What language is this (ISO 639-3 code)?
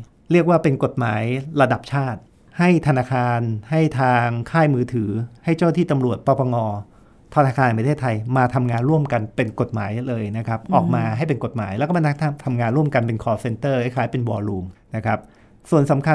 tha